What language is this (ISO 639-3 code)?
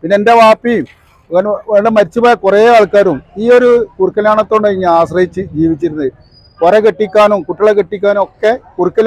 ara